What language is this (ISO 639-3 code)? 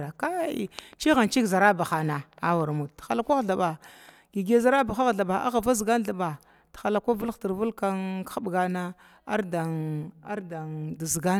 glw